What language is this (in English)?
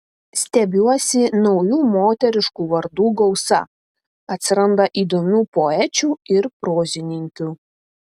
Lithuanian